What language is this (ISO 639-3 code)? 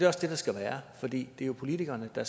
dan